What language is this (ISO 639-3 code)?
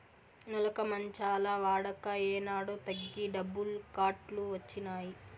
tel